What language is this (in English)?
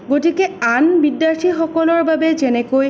Assamese